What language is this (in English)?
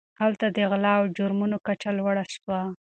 Pashto